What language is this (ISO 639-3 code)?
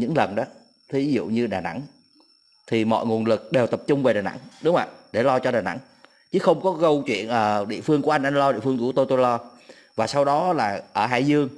vie